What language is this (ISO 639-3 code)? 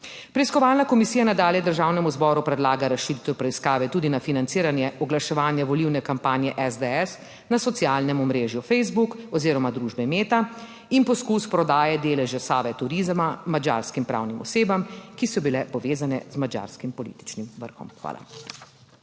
slv